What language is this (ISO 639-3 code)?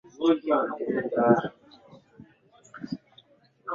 swa